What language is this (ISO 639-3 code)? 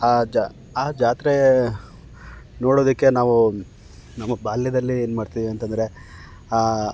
kan